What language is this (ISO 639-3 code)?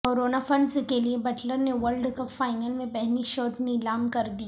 urd